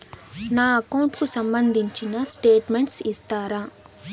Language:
Telugu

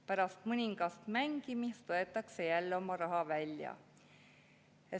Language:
Estonian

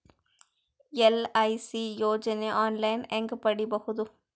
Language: Kannada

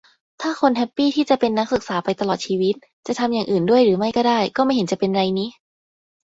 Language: Thai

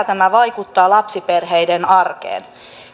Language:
Finnish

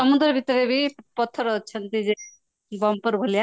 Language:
Odia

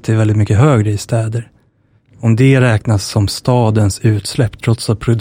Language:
Swedish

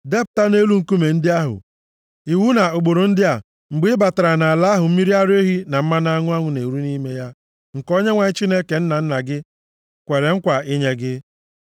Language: Igbo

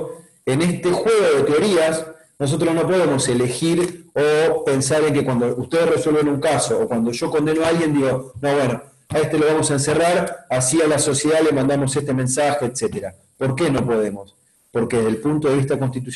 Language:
Spanish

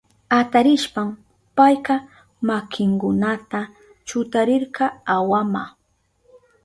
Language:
Southern Pastaza Quechua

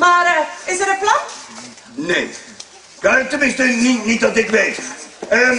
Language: Dutch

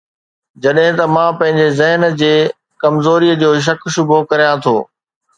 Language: Sindhi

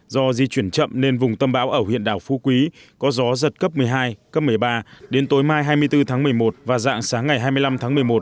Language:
Vietnamese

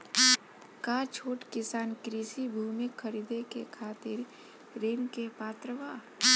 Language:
Bhojpuri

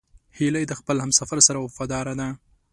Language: Pashto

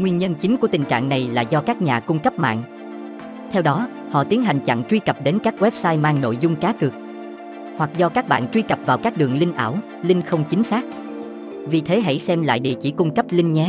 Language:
Vietnamese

